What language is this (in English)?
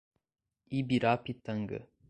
Portuguese